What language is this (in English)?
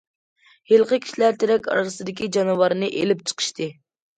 Uyghur